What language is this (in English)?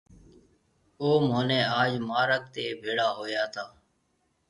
Marwari (Pakistan)